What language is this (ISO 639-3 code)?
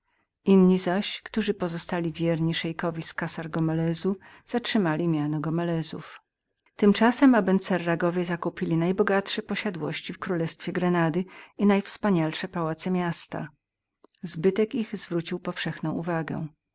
pol